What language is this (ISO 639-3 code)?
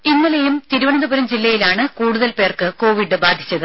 mal